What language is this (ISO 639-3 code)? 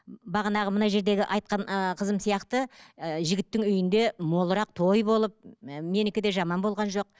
kaz